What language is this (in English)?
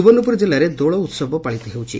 Odia